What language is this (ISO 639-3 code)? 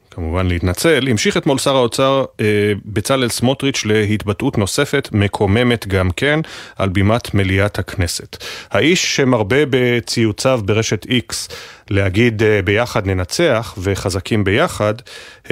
heb